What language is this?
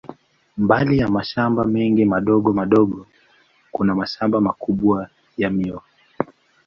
Swahili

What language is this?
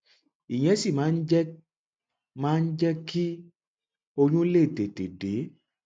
Yoruba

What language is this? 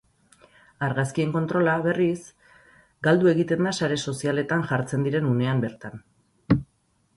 Basque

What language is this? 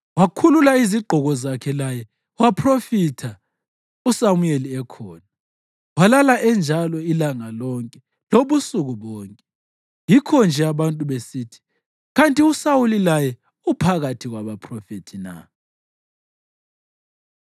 North Ndebele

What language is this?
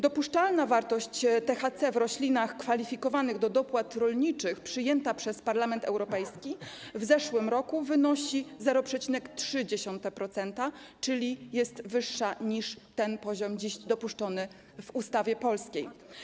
Polish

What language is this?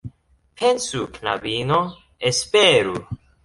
Esperanto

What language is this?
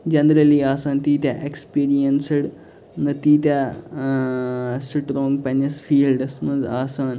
Kashmiri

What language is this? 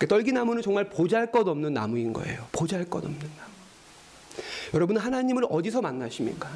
Korean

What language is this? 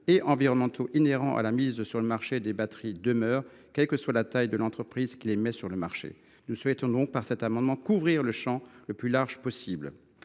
French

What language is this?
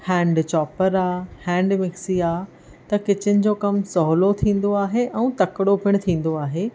Sindhi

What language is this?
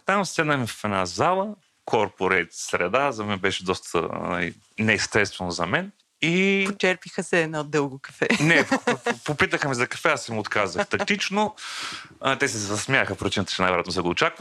Bulgarian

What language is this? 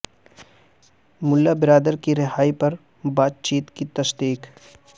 Urdu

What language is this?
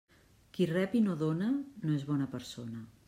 Catalan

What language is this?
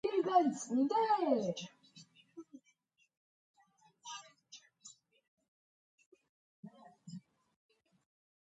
Georgian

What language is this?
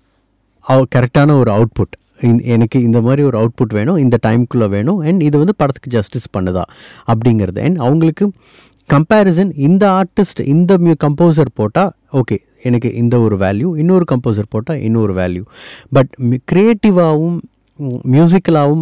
Tamil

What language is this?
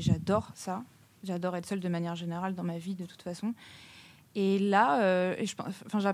French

